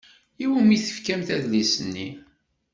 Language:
Kabyle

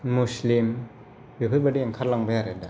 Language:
Bodo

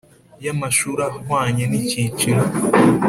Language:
Kinyarwanda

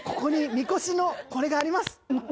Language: Japanese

